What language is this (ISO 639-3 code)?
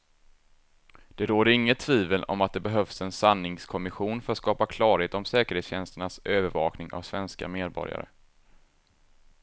swe